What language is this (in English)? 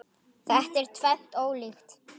Icelandic